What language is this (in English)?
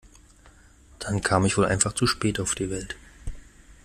German